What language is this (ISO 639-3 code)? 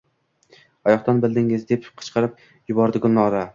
uzb